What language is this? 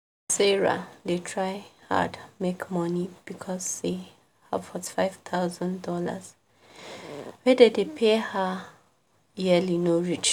Nigerian Pidgin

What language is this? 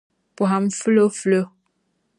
Dagbani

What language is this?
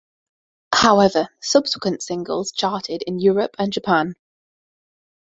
English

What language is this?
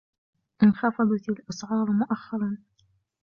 Arabic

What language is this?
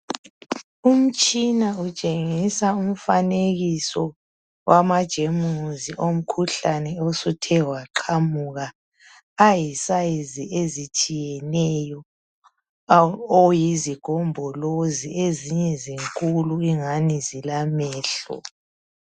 North Ndebele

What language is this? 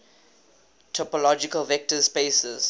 English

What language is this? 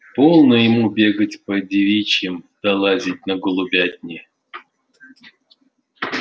Russian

